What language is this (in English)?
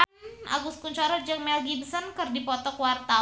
Sundanese